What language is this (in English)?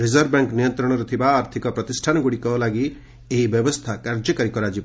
Odia